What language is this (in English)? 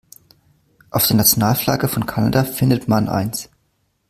German